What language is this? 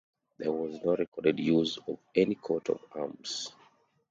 English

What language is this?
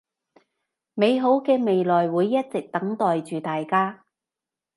Cantonese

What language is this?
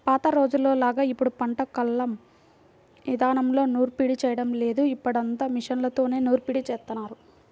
Telugu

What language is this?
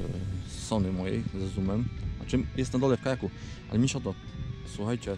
Polish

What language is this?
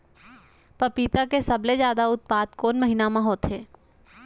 Chhattisgarhi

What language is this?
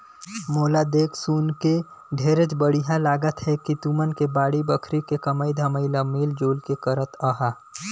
Chhattisgarhi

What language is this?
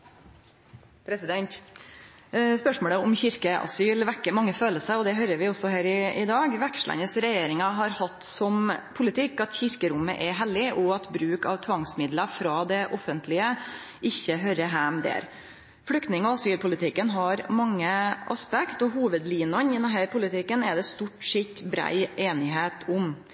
Norwegian Nynorsk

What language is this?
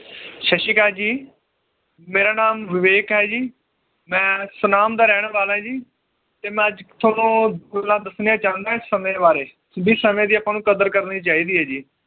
Punjabi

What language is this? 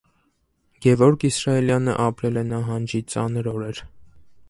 Armenian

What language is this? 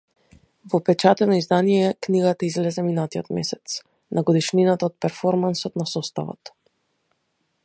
Macedonian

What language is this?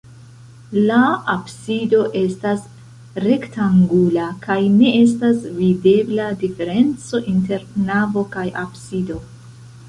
Esperanto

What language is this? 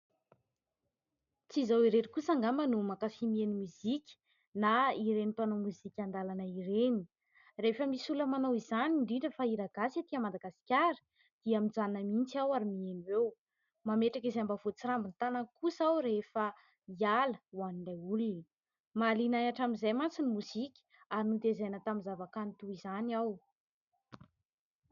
Malagasy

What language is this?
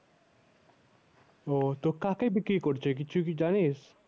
Bangla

